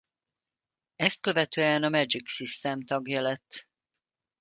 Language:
Hungarian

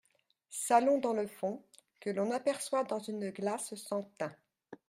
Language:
French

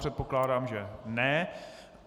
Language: Czech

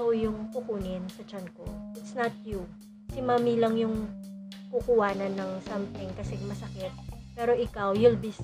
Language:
Filipino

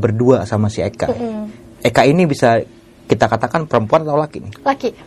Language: Indonesian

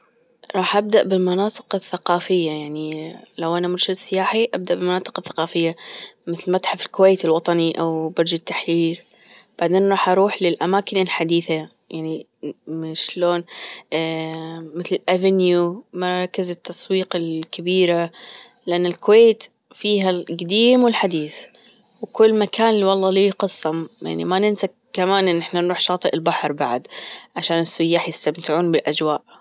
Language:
Gulf Arabic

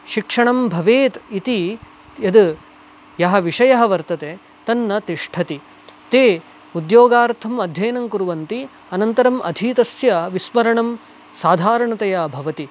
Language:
Sanskrit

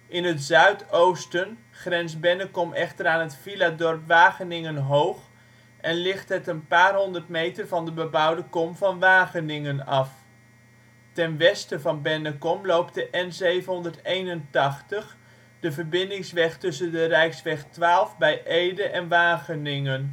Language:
Dutch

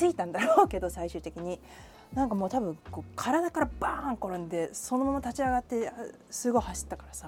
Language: Japanese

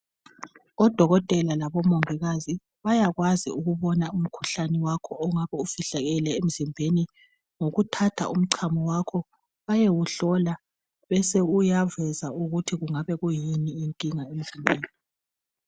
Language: North Ndebele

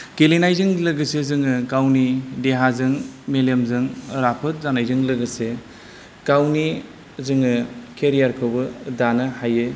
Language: Bodo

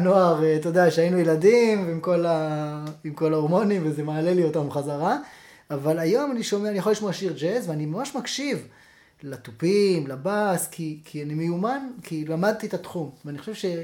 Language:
Hebrew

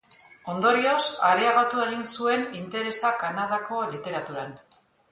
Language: Basque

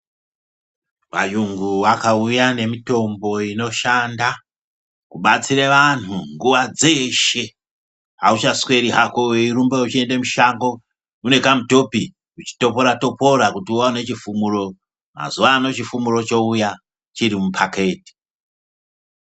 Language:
Ndau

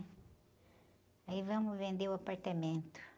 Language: Portuguese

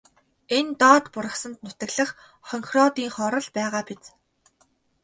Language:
Mongolian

